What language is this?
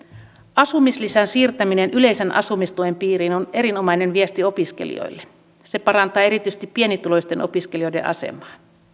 Finnish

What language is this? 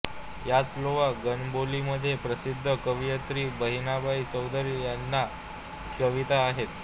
Marathi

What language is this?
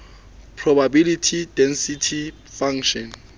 Southern Sotho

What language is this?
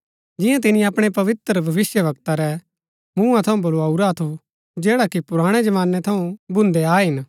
Gaddi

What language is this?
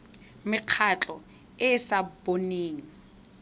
Tswana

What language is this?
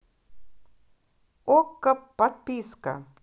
Russian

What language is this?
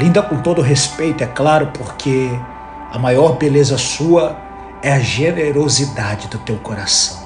Portuguese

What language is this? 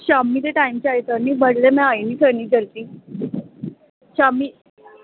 Dogri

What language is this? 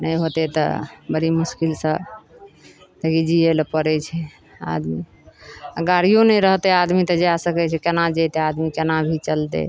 Maithili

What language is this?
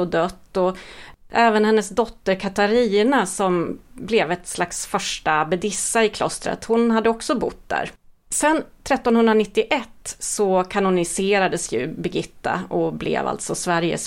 Swedish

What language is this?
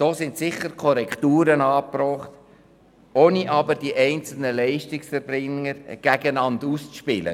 Swiss German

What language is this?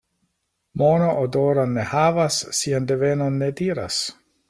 Esperanto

